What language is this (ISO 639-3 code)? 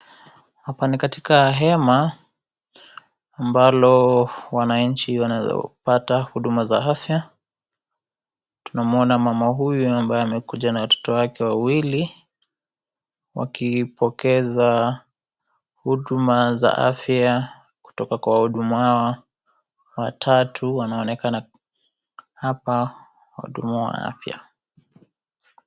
swa